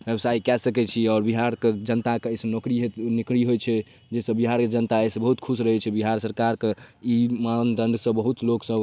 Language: Maithili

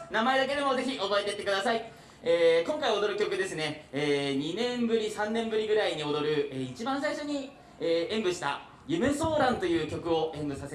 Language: Japanese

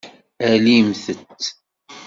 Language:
Kabyle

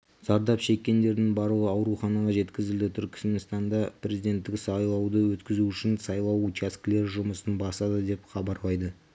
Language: Kazakh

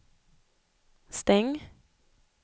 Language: Swedish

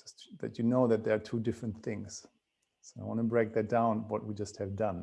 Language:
English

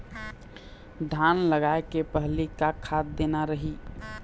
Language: Chhattisgarhi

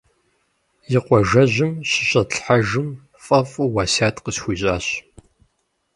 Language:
Kabardian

